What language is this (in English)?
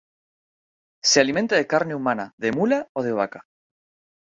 Spanish